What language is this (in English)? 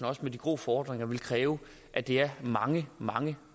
Danish